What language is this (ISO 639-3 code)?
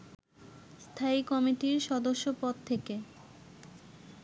ben